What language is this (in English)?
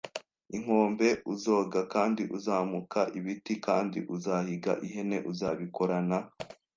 Kinyarwanda